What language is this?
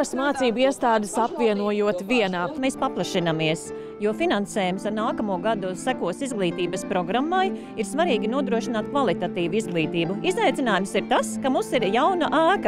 Latvian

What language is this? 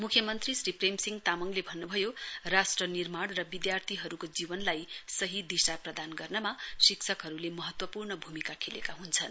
Nepali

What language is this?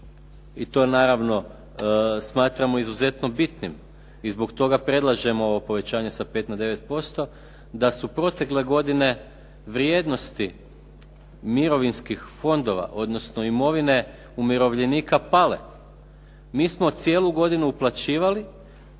Croatian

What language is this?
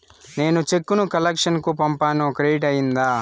Telugu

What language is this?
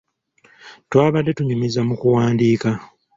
Ganda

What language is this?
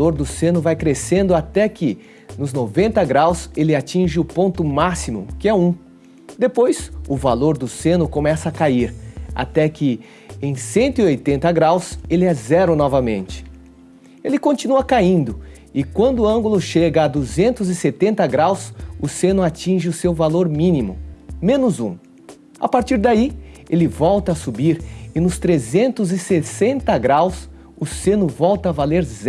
Portuguese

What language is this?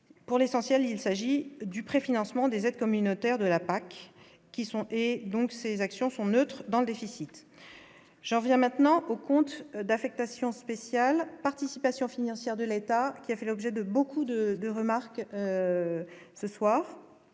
French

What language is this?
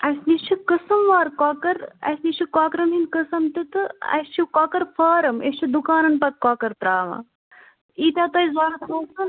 Kashmiri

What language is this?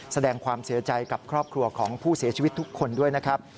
Thai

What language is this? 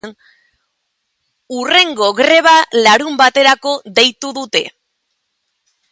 Basque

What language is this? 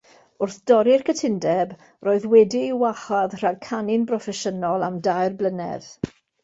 Welsh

